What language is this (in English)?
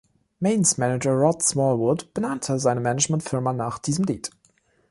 German